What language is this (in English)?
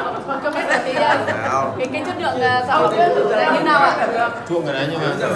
Vietnamese